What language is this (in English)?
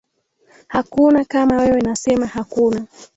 Swahili